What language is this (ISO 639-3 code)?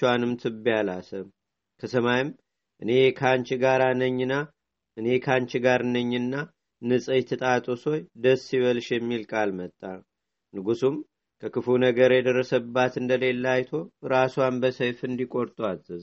amh